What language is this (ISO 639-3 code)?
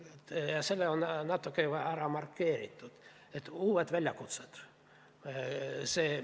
est